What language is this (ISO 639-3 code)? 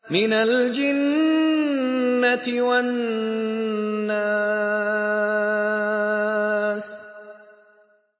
ara